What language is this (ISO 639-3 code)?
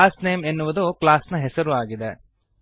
kan